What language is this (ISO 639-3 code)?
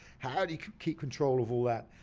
eng